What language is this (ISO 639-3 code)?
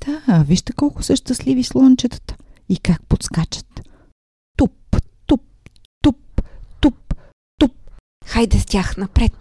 bul